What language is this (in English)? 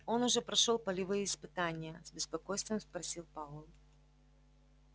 Russian